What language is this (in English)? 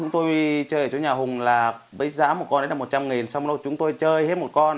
Vietnamese